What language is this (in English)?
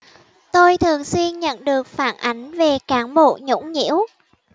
Vietnamese